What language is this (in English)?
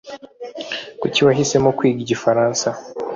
Kinyarwanda